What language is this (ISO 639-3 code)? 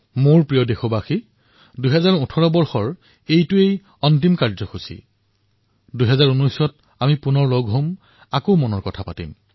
asm